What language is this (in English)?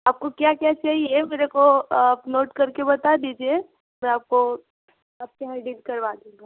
Hindi